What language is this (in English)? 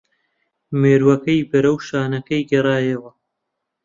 Central Kurdish